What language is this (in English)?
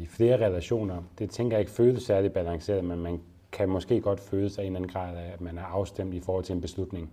Danish